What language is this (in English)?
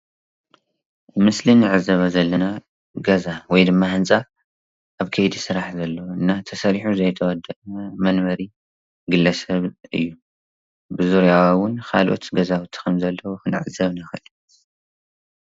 Tigrinya